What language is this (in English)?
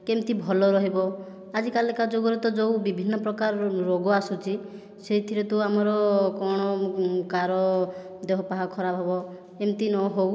Odia